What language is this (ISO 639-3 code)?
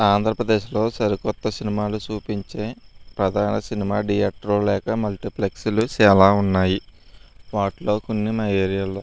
tel